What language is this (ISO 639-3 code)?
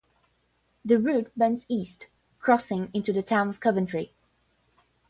eng